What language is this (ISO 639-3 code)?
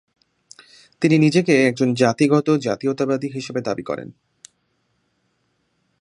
ben